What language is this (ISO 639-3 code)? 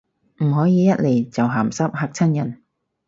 yue